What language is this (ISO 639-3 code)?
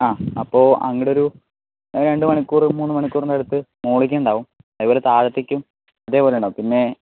mal